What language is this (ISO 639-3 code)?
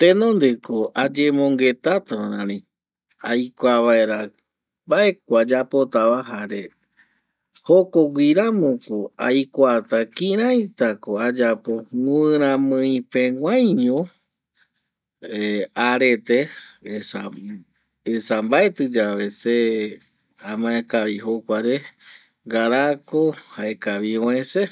gui